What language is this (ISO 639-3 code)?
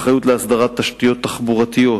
heb